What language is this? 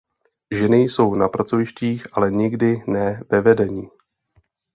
Czech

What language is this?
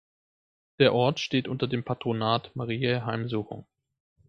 German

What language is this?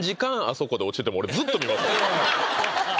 Japanese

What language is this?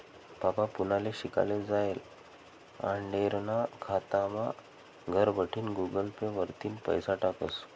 Marathi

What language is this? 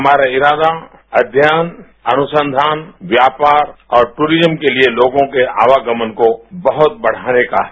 Hindi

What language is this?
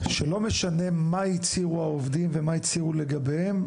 Hebrew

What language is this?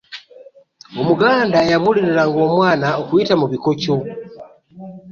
Ganda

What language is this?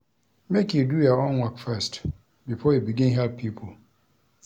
Nigerian Pidgin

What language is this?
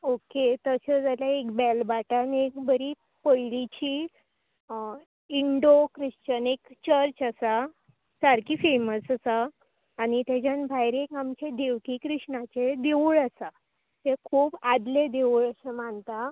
Konkani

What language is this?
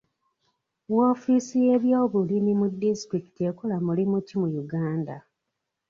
Ganda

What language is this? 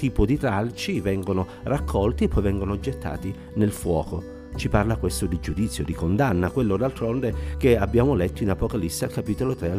Italian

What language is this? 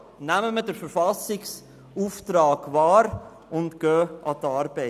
Swiss German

